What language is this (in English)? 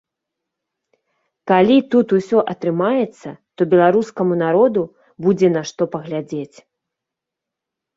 Belarusian